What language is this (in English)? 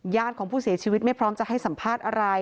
Thai